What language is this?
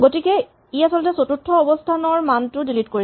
Assamese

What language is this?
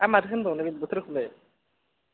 Bodo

